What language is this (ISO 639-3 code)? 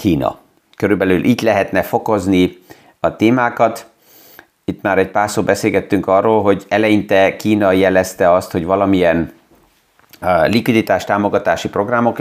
hun